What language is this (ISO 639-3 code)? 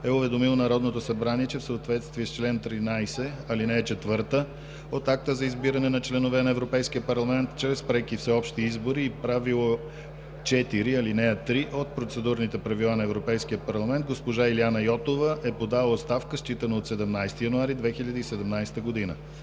bul